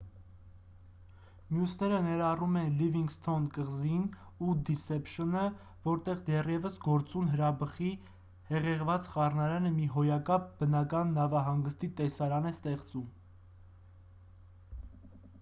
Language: Armenian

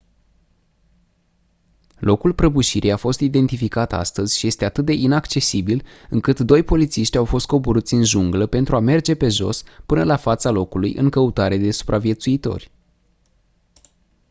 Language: Romanian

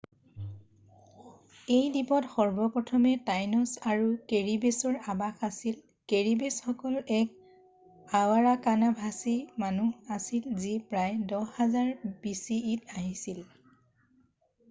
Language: Assamese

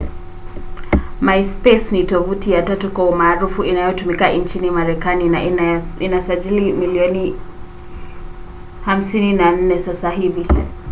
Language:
Swahili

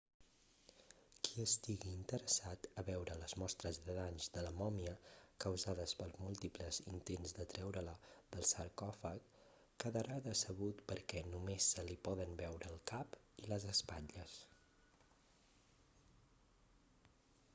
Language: Catalan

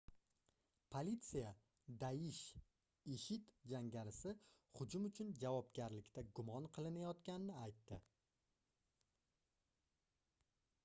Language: Uzbek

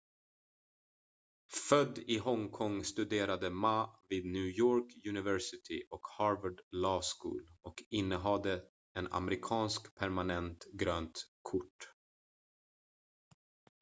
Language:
Swedish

